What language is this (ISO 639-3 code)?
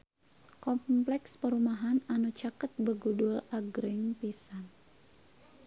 sun